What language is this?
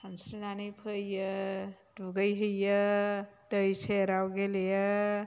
Bodo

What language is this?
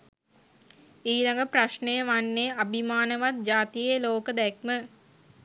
Sinhala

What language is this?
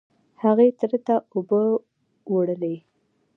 Pashto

